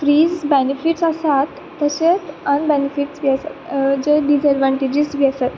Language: Konkani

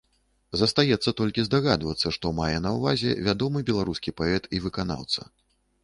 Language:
Belarusian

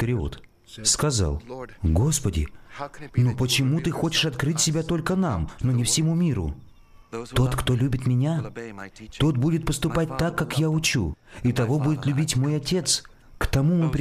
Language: Russian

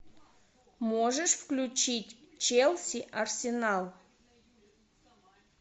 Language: Russian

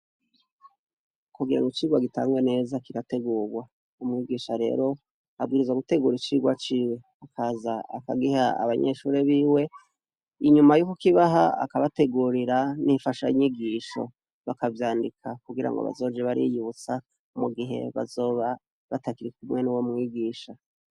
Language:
Rundi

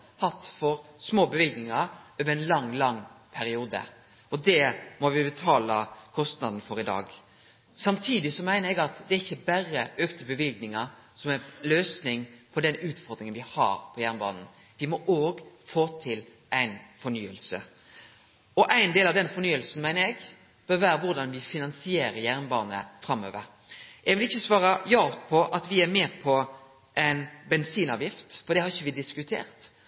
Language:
Norwegian Nynorsk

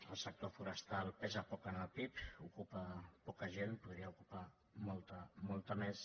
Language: Catalan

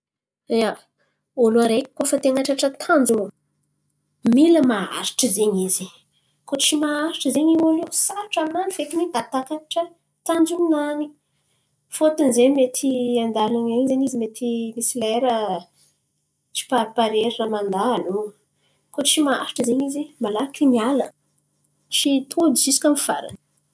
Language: Antankarana Malagasy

